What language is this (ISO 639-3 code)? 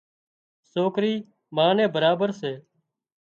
kxp